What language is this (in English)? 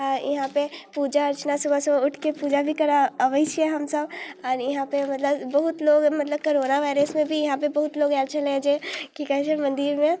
Maithili